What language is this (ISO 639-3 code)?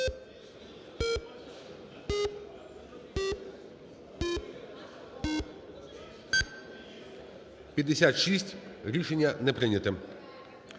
ukr